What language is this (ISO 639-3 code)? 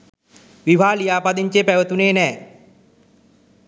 sin